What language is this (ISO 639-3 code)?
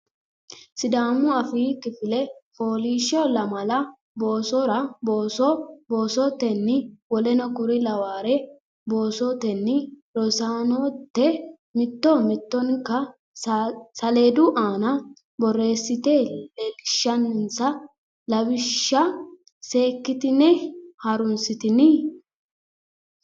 sid